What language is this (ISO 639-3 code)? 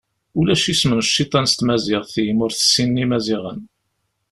kab